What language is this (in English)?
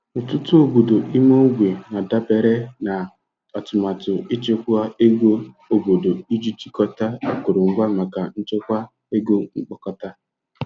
Igbo